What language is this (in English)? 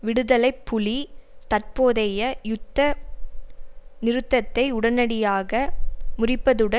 Tamil